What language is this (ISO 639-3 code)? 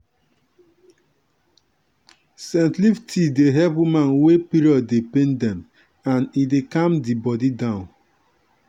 pcm